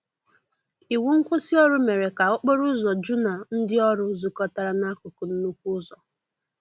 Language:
Igbo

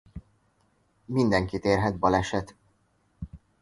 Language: Hungarian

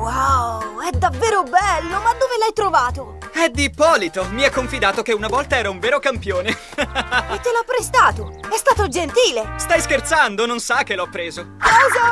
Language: Italian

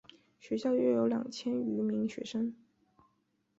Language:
Chinese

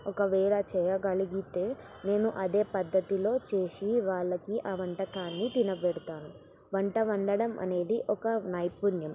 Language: Telugu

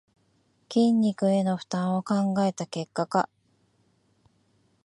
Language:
Japanese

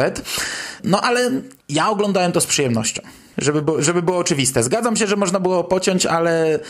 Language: Polish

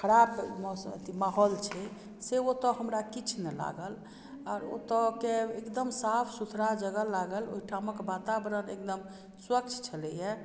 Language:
Maithili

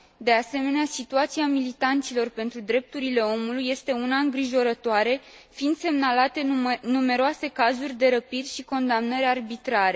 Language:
Romanian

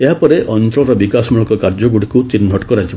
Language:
Odia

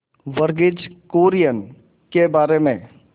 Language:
Hindi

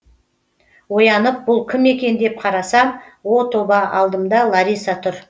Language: Kazakh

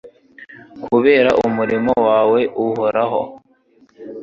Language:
Kinyarwanda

